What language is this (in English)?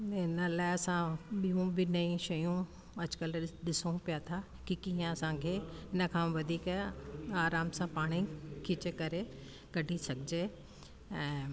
Sindhi